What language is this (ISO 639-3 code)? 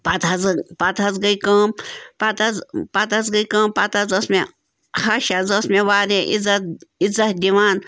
kas